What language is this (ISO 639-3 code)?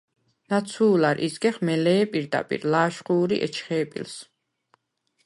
sva